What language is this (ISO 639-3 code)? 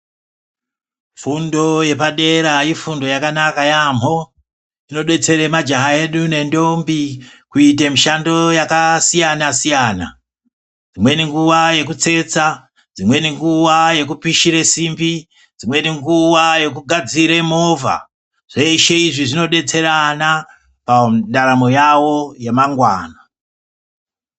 ndc